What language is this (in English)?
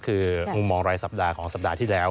Thai